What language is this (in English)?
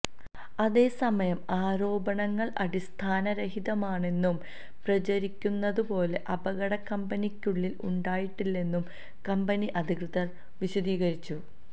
Malayalam